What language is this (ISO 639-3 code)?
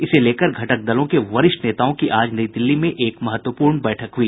hin